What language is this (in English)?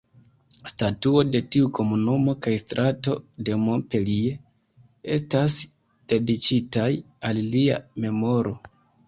Esperanto